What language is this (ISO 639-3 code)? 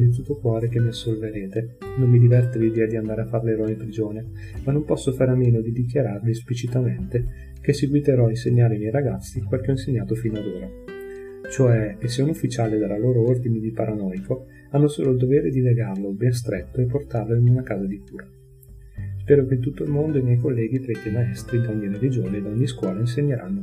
ita